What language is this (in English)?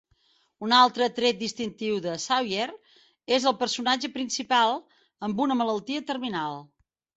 Catalan